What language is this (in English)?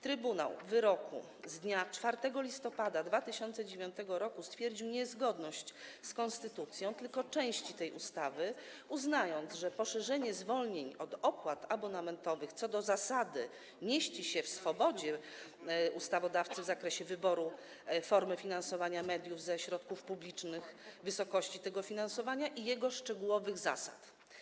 Polish